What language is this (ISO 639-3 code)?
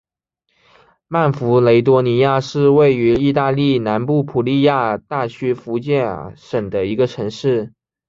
zho